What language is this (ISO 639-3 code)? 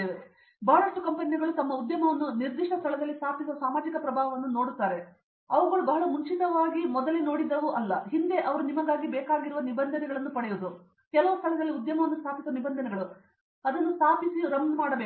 kan